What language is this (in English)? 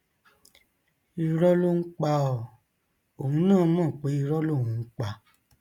Yoruba